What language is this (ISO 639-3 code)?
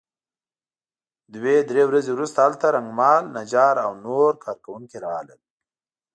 pus